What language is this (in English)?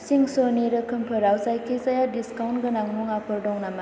Bodo